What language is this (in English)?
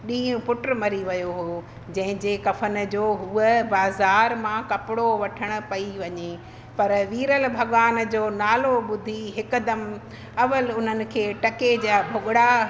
Sindhi